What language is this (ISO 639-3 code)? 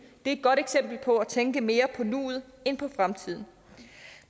dan